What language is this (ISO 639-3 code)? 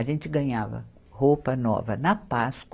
por